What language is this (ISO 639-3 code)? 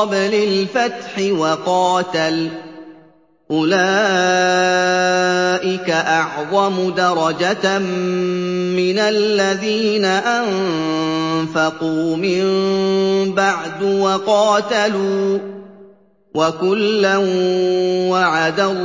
ara